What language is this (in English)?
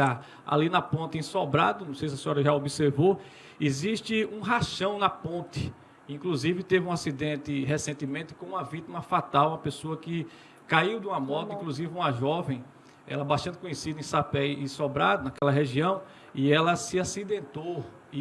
Portuguese